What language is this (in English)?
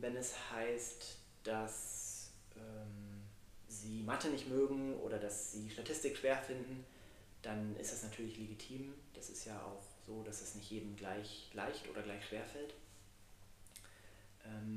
German